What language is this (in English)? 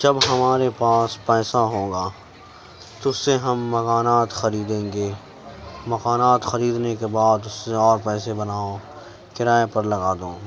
Urdu